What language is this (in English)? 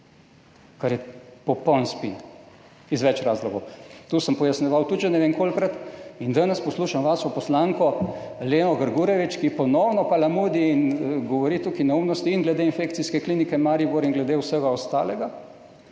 Slovenian